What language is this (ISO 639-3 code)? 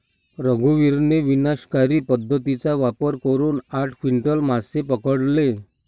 mar